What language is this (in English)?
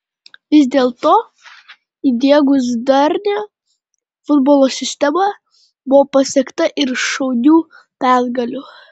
Lithuanian